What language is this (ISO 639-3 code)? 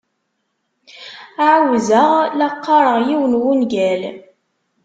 kab